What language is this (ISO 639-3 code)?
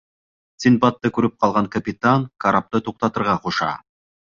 bak